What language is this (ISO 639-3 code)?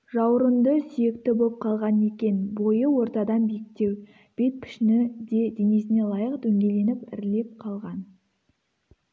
kaz